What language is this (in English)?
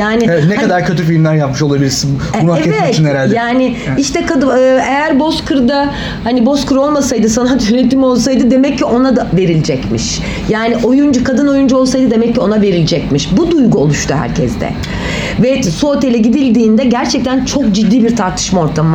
Turkish